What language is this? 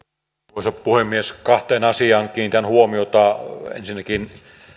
Finnish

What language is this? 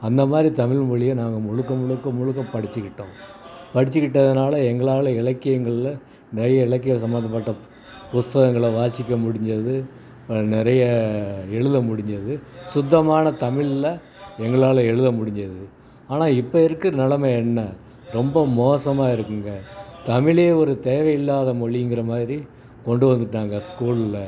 Tamil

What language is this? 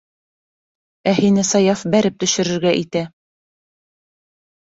Bashkir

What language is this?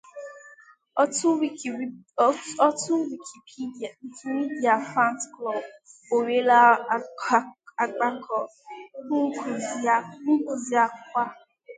Igbo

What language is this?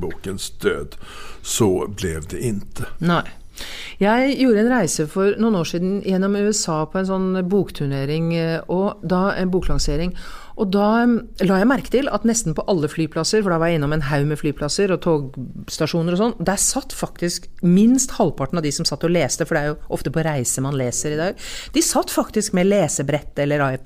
Swedish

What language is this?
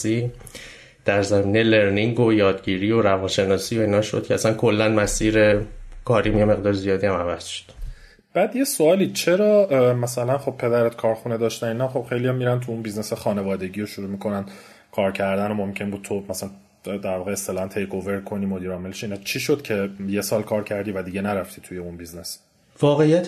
Persian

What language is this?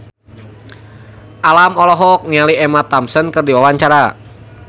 Sundanese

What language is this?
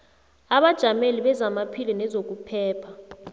South Ndebele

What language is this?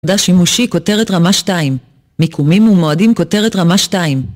Hebrew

